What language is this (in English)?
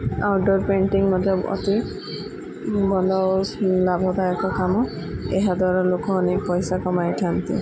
Odia